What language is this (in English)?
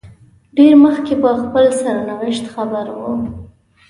Pashto